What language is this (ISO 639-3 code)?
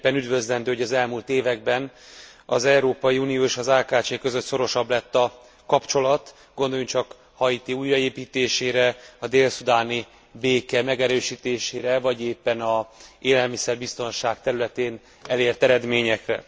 hun